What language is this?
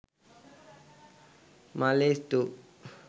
Sinhala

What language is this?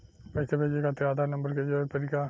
Bhojpuri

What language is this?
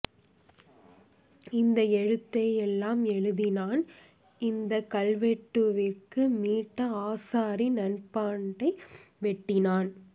Tamil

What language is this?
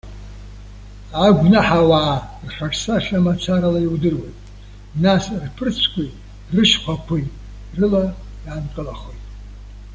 Abkhazian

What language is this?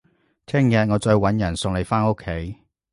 Cantonese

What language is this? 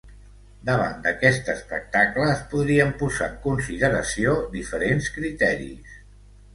Catalan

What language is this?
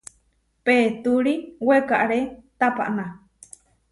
Huarijio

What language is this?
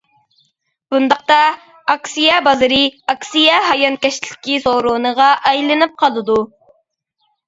Uyghur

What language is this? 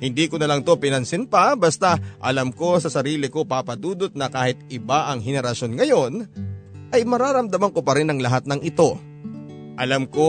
Filipino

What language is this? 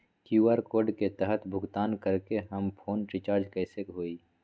Magahi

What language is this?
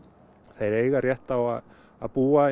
Icelandic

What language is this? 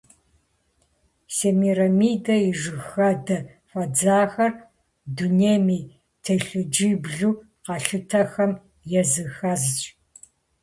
Kabardian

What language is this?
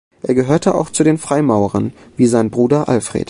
German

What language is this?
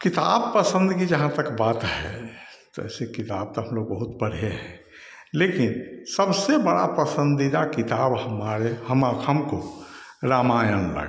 Hindi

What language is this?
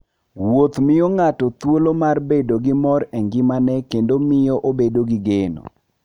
Luo (Kenya and Tanzania)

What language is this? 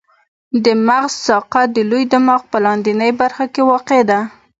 Pashto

